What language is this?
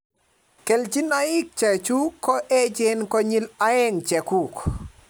Kalenjin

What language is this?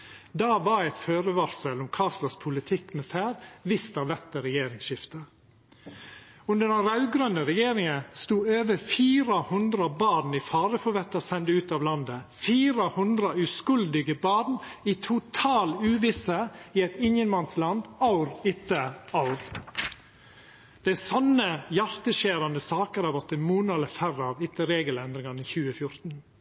Norwegian Nynorsk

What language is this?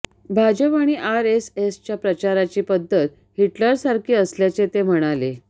Marathi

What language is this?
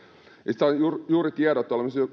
Finnish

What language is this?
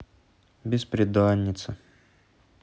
Russian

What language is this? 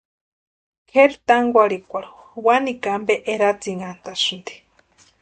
Western Highland Purepecha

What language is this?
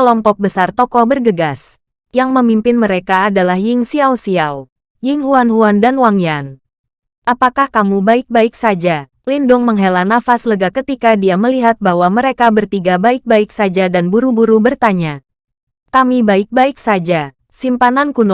Indonesian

